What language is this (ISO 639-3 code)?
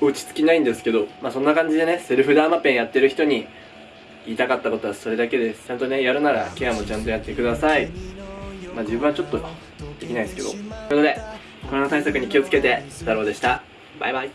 jpn